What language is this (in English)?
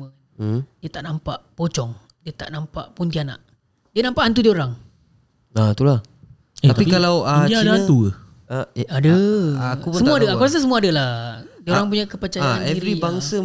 Malay